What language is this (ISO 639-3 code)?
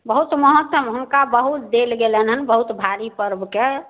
mai